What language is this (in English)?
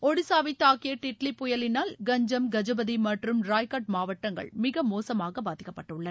Tamil